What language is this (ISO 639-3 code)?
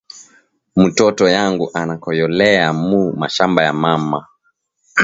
swa